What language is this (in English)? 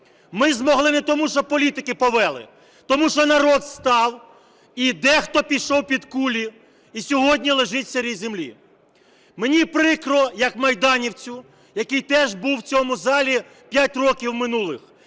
Ukrainian